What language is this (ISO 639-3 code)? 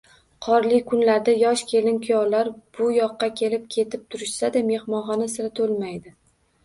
uzb